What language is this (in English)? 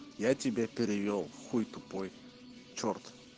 Russian